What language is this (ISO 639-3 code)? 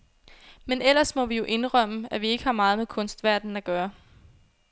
dan